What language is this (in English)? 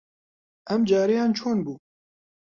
Central Kurdish